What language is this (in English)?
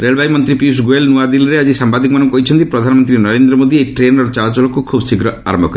Odia